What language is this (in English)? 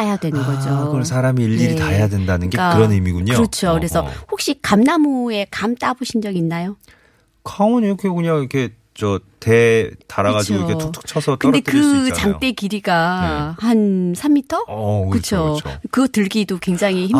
Korean